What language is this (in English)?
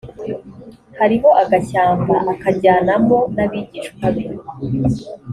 Kinyarwanda